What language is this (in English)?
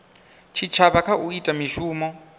Venda